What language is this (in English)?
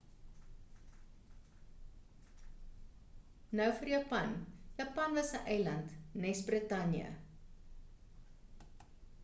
Afrikaans